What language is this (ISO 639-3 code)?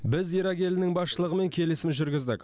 kaz